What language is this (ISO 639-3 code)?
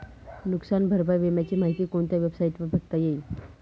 mar